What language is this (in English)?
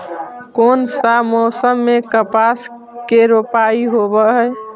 Magahi